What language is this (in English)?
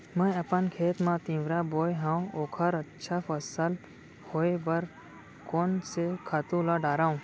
Chhattisgarhi